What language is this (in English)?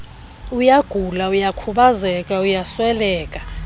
Xhosa